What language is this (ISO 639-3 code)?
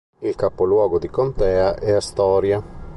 ita